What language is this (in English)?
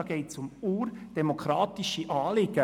Swiss German